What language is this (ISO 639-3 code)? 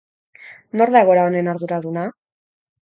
eus